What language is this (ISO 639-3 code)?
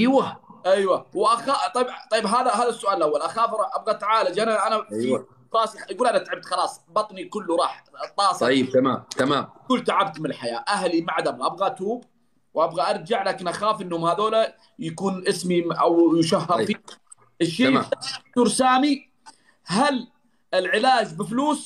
ara